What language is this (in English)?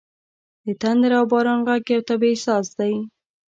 Pashto